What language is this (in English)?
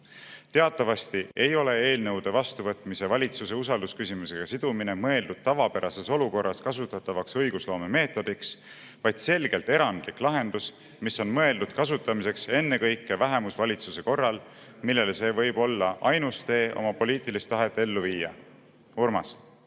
Estonian